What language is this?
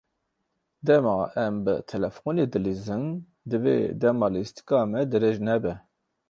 Kurdish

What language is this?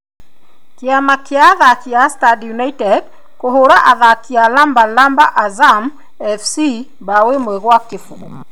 Kikuyu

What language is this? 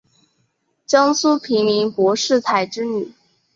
Chinese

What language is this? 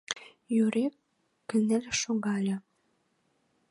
Mari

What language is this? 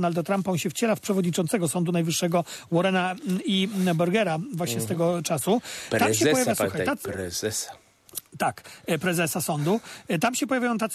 Polish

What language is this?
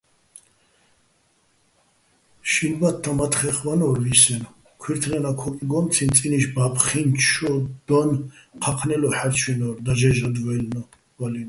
Bats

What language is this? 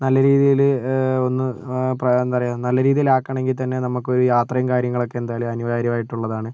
Malayalam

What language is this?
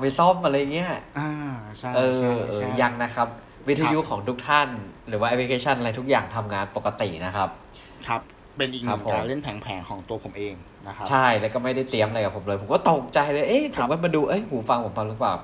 Thai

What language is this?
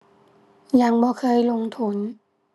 Thai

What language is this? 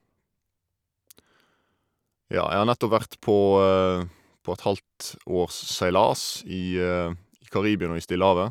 Norwegian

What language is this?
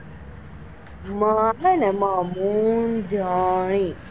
Gujarati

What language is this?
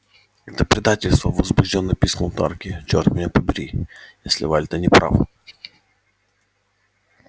Russian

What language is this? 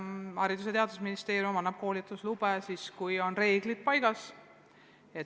Estonian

